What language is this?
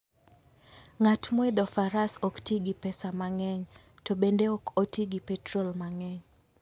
Luo (Kenya and Tanzania)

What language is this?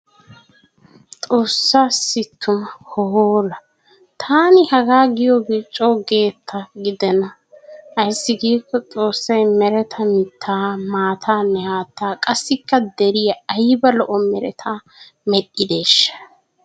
Wolaytta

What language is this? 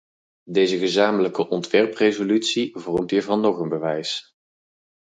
Dutch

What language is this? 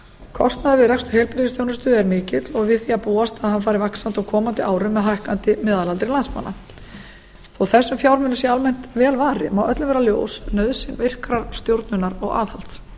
Icelandic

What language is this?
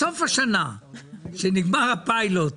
Hebrew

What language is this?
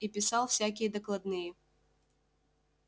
Russian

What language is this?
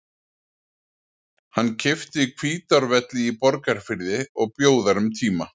Icelandic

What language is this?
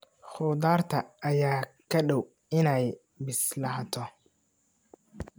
Somali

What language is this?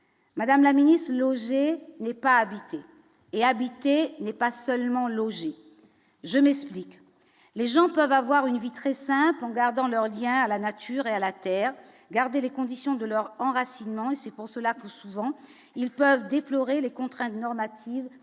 French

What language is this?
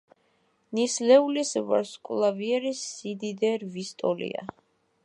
Georgian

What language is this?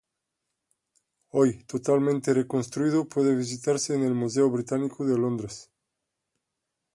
Spanish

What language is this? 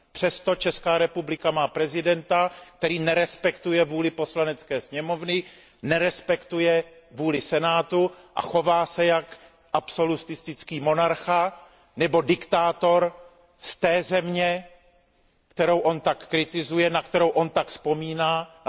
Czech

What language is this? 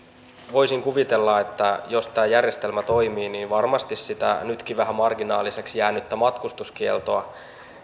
Finnish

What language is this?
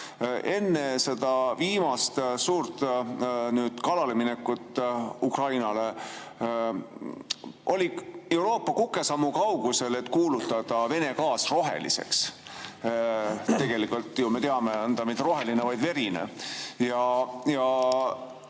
Estonian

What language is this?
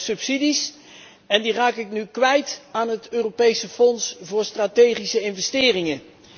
Dutch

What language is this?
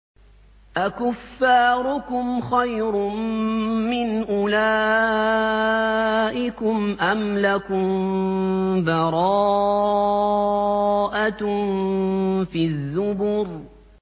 Arabic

